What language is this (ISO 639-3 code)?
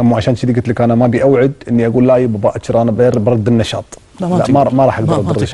ara